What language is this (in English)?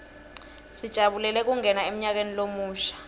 Swati